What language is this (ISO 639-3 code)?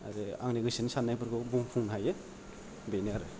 brx